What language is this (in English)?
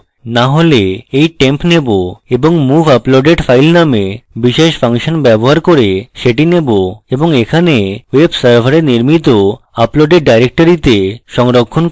Bangla